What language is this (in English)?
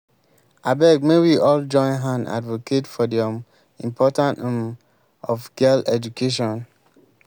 Nigerian Pidgin